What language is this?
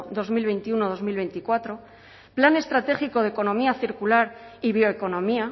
Spanish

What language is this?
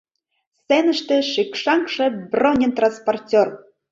Mari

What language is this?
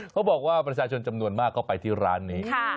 Thai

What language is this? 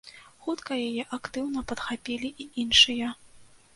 Belarusian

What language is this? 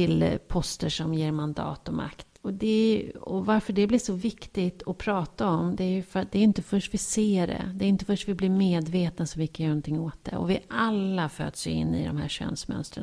Swedish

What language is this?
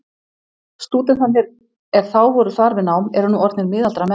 Icelandic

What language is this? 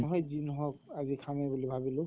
Assamese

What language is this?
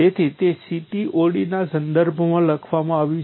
Gujarati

